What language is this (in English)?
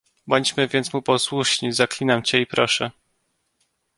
Polish